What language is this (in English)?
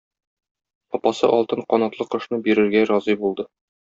Tatar